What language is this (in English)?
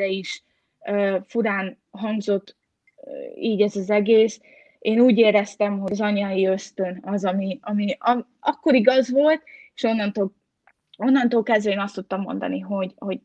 Hungarian